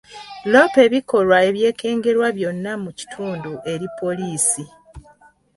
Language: Ganda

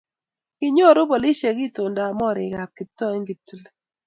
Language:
Kalenjin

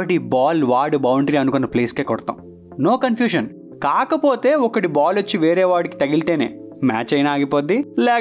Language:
Telugu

